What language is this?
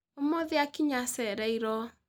Kikuyu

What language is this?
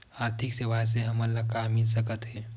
Chhattisgarhi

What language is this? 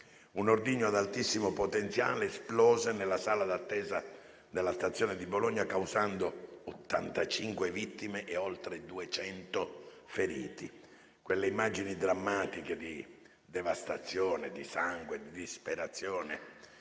Italian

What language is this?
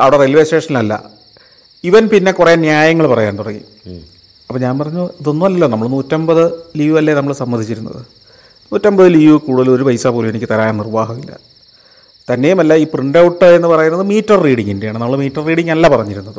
Malayalam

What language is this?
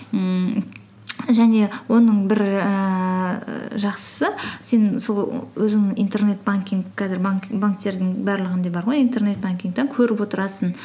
Kazakh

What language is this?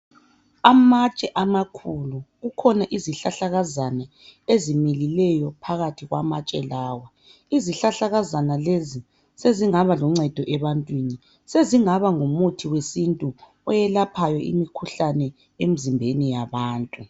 North Ndebele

